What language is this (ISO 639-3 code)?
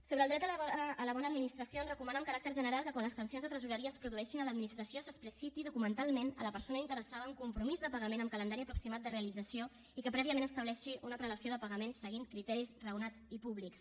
cat